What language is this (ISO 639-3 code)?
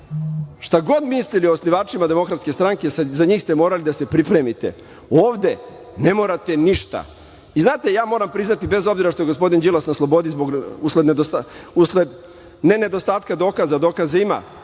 srp